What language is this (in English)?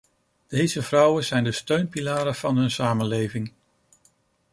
Dutch